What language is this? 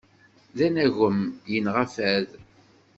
Kabyle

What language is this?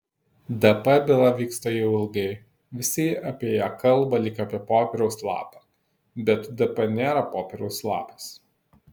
Lithuanian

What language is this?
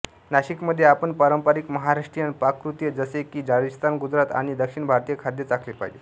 Marathi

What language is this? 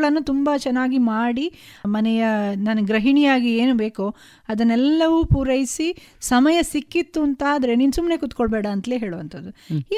Kannada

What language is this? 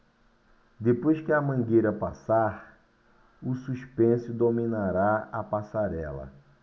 Portuguese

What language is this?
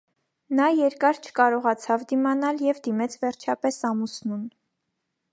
Armenian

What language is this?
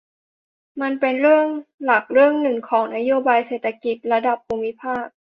Thai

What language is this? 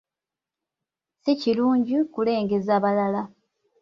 Ganda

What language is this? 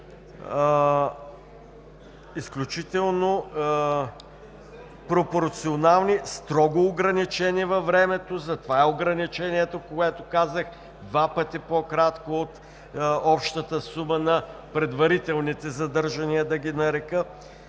Bulgarian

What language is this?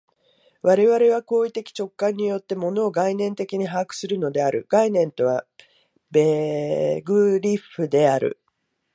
Japanese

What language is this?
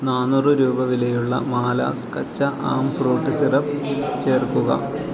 Malayalam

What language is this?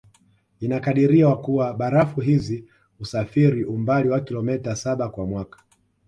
Swahili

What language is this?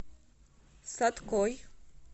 Russian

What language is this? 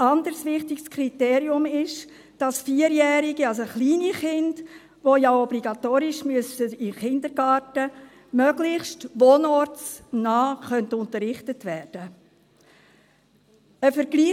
Swiss German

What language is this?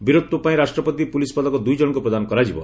Odia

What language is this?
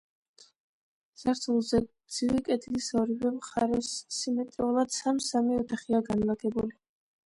Georgian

